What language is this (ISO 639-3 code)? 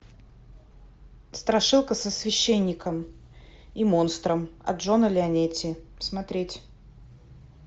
rus